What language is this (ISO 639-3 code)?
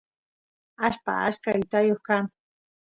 qus